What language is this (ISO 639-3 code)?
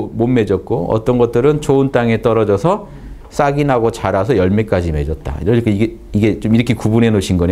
kor